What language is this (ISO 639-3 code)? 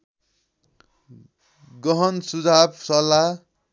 nep